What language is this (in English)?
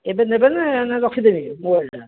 Odia